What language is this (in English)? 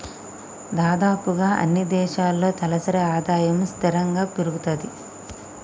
Telugu